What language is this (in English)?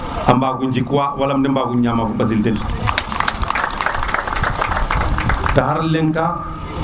Serer